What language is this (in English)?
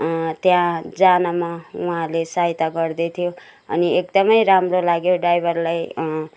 Nepali